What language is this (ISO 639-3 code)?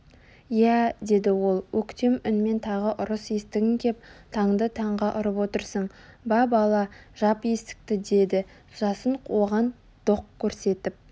kaz